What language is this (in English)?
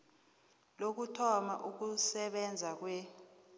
South Ndebele